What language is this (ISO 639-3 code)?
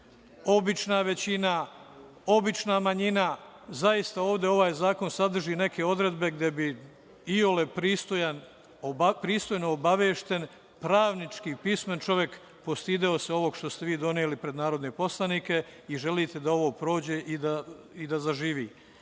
srp